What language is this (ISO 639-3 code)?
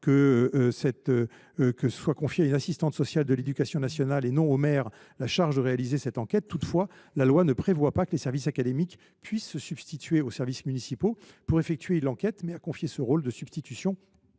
fra